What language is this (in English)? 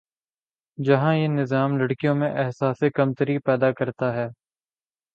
Urdu